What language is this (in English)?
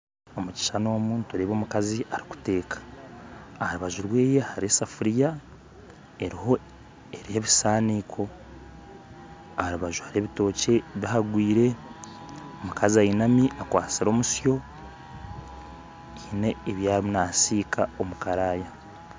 Nyankole